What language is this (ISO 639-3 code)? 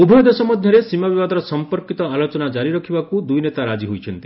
ori